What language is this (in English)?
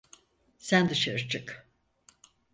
Turkish